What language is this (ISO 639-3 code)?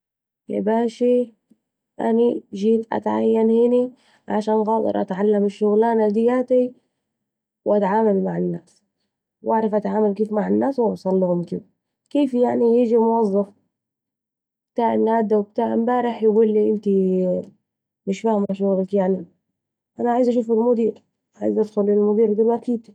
aec